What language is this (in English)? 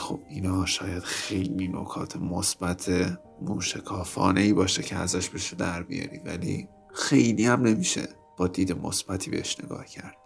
Persian